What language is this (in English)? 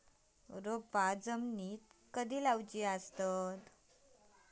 Marathi